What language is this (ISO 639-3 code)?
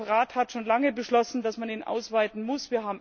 deu